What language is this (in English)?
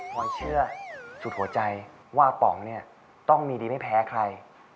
Thai